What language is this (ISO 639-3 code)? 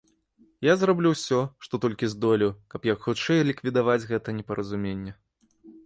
bel